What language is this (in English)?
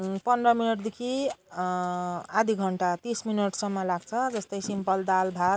Nepali